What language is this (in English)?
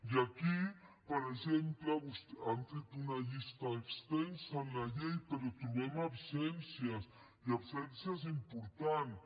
Catalan